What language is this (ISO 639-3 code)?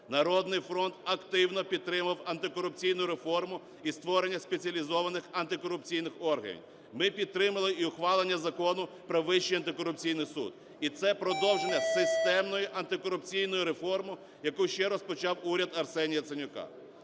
ukr